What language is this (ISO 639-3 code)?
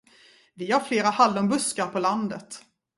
swe